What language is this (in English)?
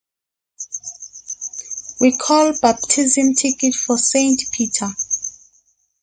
English